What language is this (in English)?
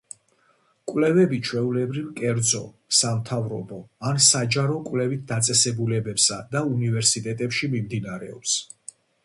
Georgian